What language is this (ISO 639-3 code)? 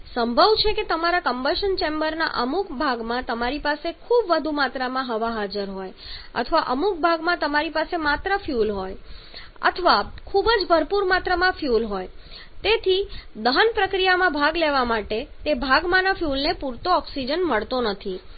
guj